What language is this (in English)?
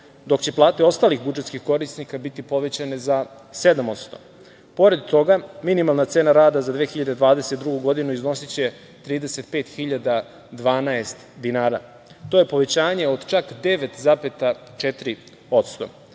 Serbian